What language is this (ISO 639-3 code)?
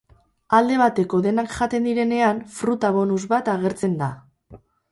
eus